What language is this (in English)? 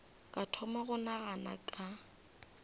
Northern Sotho